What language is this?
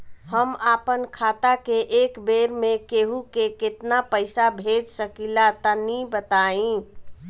Bhojpuri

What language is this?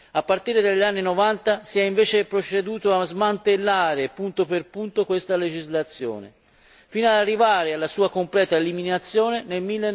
Italian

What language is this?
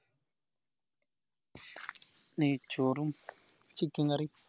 Malayalam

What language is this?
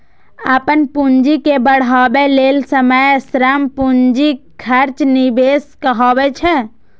Maithili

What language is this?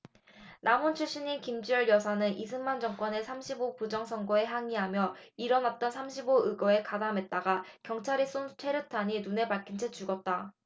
Korean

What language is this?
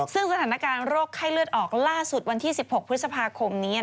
Thai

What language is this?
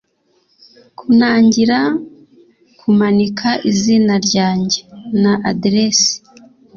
Kinyarwanda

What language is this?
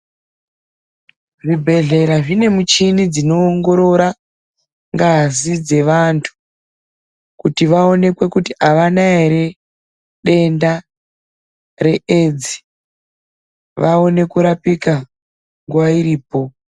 Ndau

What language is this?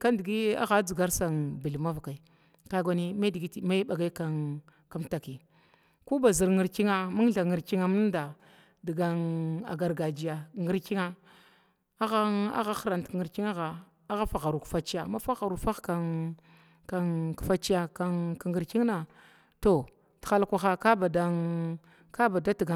Glavda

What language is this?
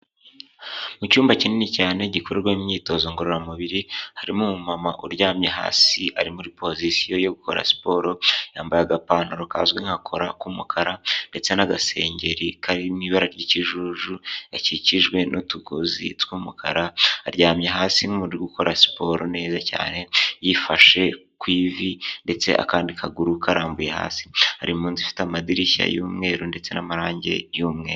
Kinyarwanda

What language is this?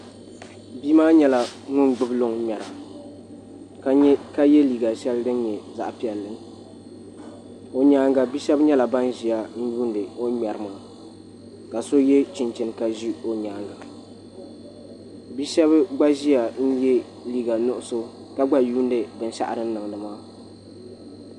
Dagbani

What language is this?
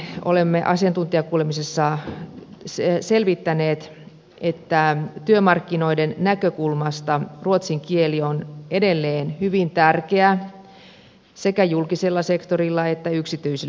Finnish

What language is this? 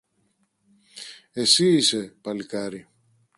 Greek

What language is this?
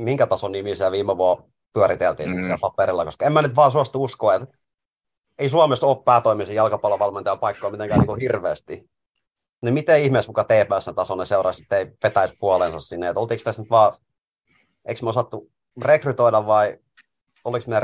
Finnish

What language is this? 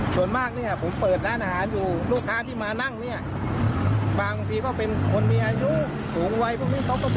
Thai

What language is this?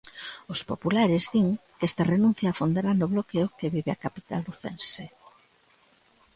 Galician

